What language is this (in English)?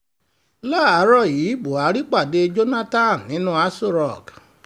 Yoruba